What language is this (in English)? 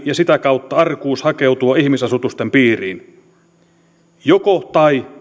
Finnish